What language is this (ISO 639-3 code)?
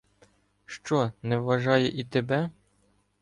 ukr